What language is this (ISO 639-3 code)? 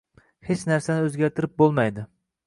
uzb